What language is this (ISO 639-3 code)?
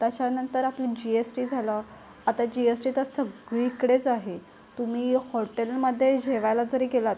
mar